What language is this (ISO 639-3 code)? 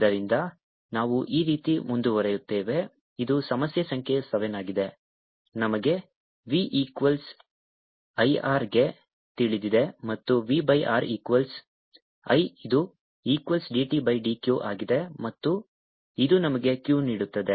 kan